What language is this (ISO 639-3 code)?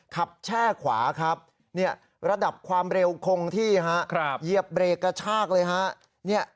tha